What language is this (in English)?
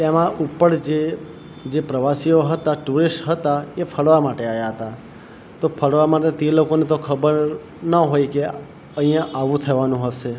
Gujarati